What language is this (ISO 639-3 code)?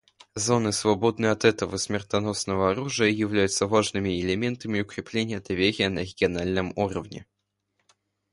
rus